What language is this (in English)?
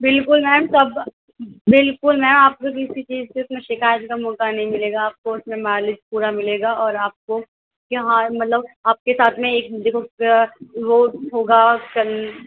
Urdu